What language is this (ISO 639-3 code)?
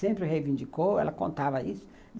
por